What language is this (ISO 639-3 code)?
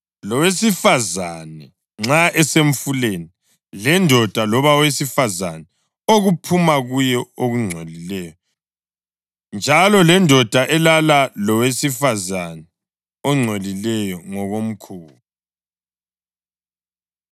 nde